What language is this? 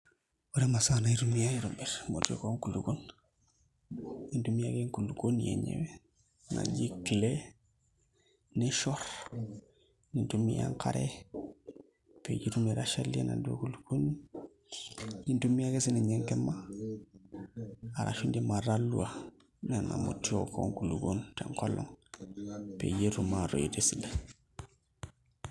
Masai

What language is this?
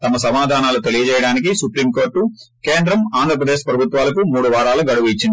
Telugu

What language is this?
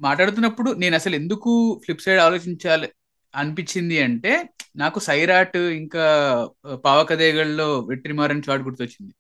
Telugu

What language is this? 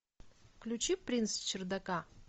Russian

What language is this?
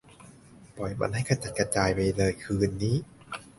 Thai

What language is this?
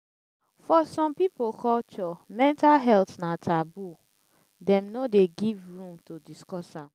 Nigerian Pidgin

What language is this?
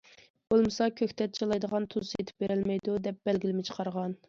Uyghur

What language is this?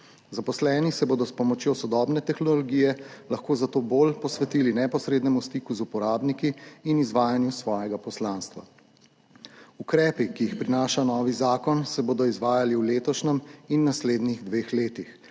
Slovenian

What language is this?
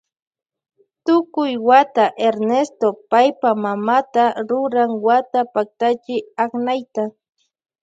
Loja Highland Quichua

